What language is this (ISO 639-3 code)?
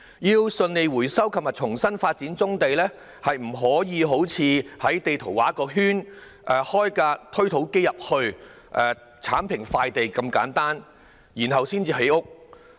yue